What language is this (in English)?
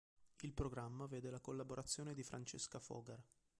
Italian